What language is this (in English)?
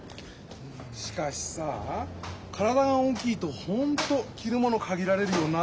Japanese